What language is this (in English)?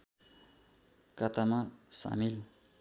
Nepali